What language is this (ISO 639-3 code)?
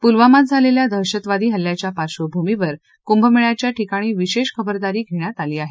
mar